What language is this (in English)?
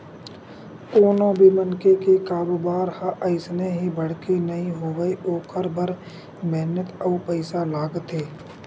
Chhattisgarhi